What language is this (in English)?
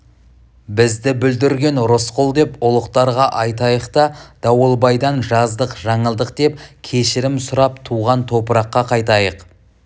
Kazakh